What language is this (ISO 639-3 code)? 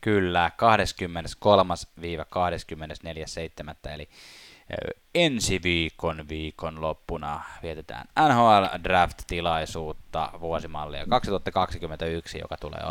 fin